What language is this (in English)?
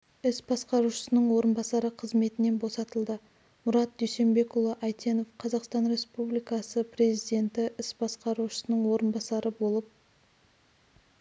Kazakh